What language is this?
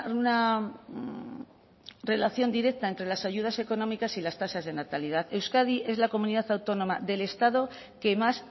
Spanish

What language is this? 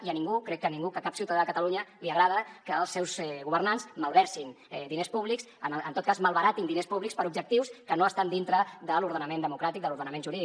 Catalan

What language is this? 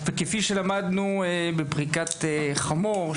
Hebrew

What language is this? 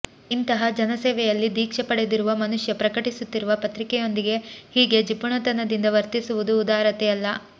Kannada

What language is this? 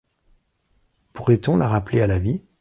French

